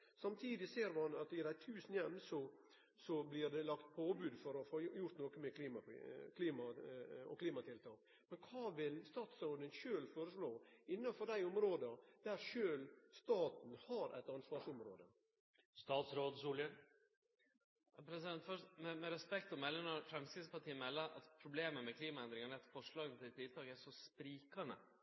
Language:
Norwegian Nynorsk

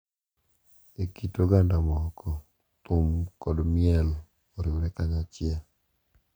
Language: Luo (Kenya and Tanzania)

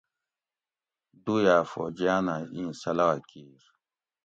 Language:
Gawri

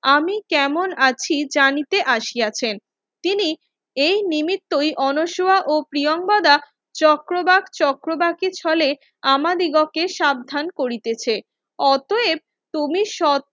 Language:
Bangla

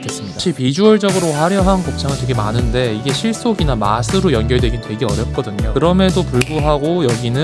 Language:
Korean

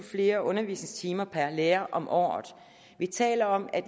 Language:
Danish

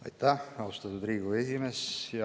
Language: Estonian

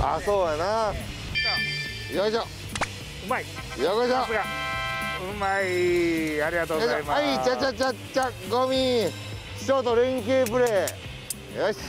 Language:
Japanese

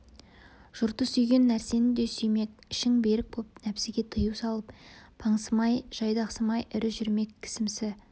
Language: Kazakh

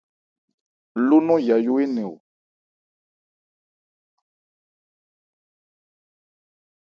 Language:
Ebrié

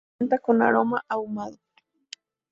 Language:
Spanish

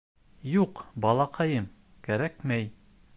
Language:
Bashkir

